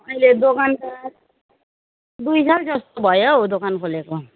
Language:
Nepali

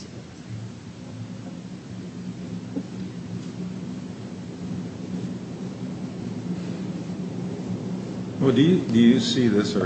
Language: English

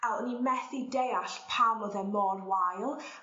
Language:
Welsh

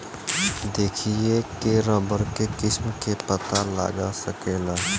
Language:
Bhojpuri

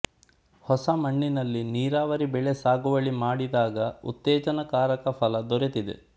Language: Kannada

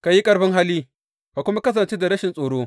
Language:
Hausa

